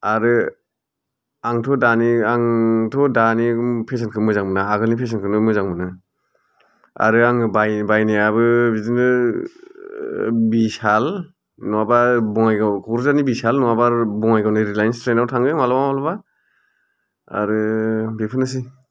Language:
Bodo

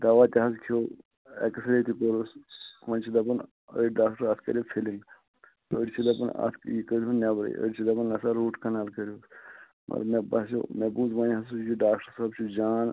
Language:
Kashmiri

